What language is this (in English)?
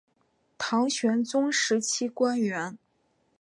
Chinese